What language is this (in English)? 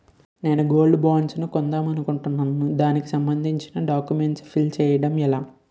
Telugu